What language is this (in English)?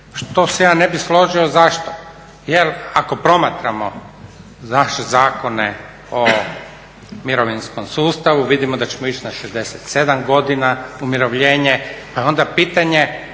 Croatian